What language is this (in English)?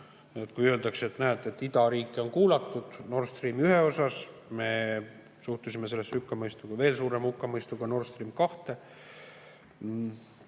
Estonian